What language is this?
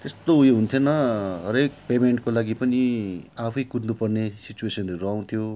Nepali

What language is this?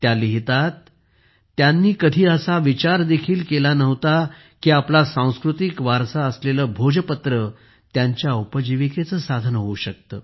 Marathi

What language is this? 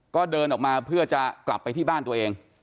Thai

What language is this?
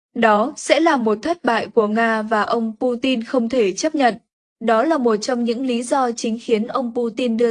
Vietnamese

